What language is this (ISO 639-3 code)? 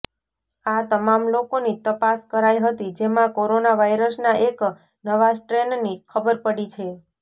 guj